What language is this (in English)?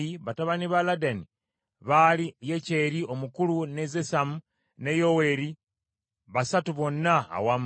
Ganda